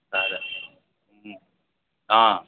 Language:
Telugu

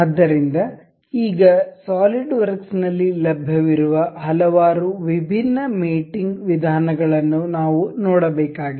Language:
Kannada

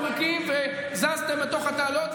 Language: Hebrew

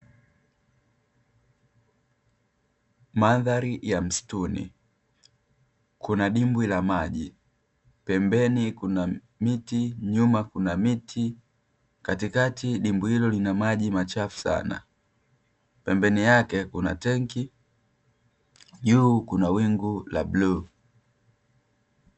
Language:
Swahili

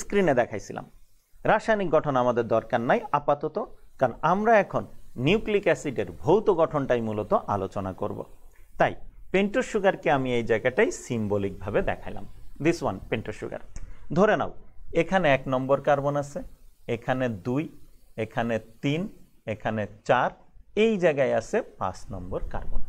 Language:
Hindi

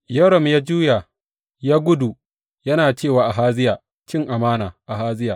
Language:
Hausa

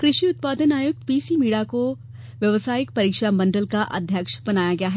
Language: Hindi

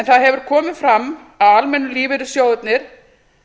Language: Icelandic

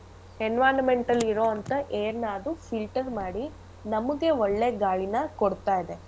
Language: Kannada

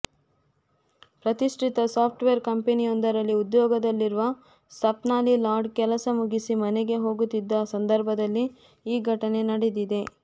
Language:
Kannada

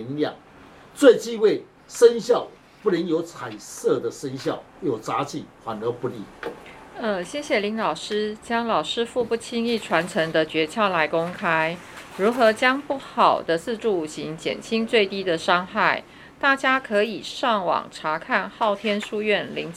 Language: Chinese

